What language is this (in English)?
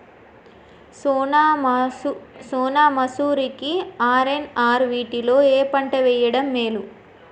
Telugu